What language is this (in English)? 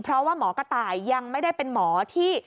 Thai